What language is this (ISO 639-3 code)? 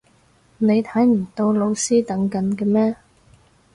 yue